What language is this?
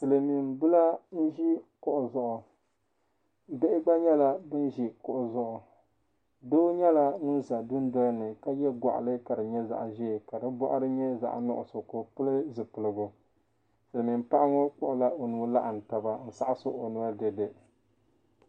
Dagbani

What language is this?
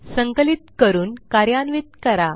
Marathi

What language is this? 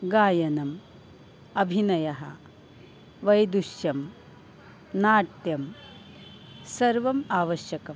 Sanskrit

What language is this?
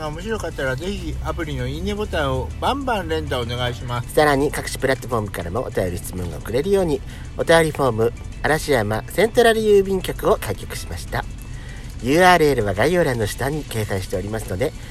Japanese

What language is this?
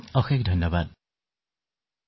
Assamese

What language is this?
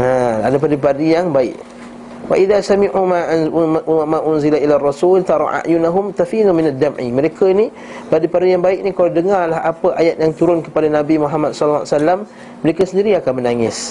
Malay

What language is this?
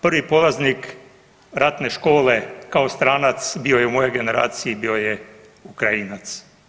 Croatian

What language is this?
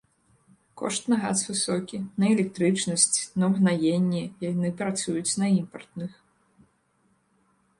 Belarusian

